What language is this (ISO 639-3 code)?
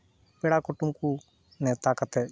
sat